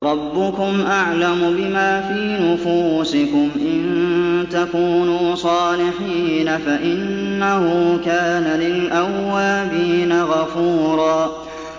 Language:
Arabic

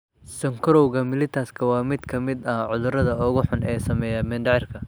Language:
Somali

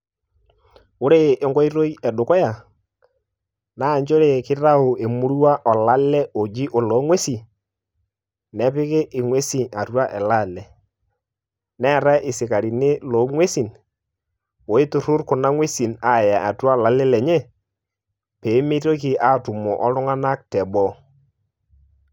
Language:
Masai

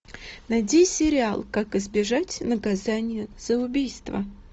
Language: Russian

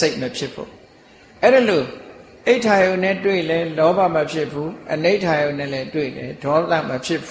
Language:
Thai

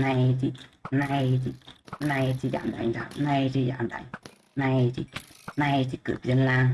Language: Vietnamese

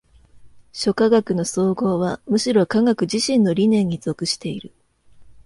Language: Japanese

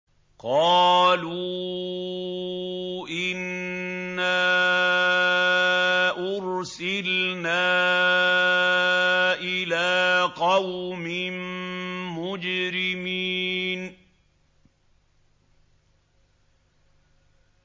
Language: Arabic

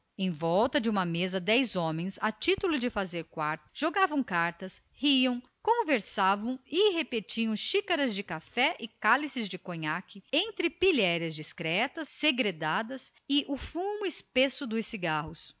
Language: Portuguese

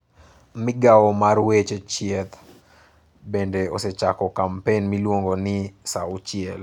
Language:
Luo (Kenya and Tanzania)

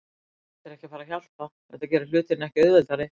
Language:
Icelandic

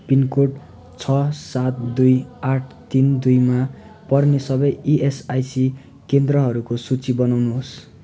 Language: Nepali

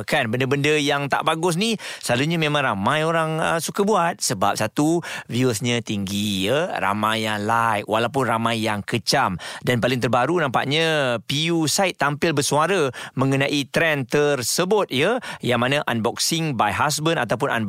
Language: Malay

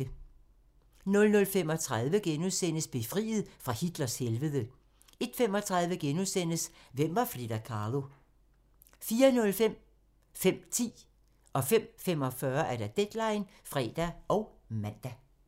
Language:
Danish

